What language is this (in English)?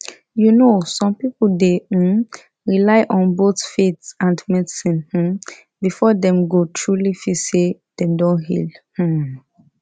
Nigerian Pidgin